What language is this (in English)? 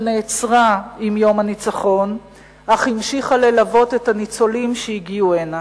Hebrew